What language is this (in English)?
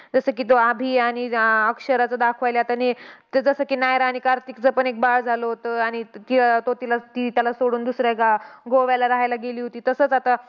Marathi